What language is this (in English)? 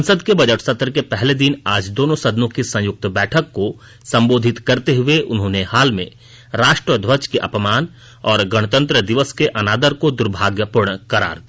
Hindi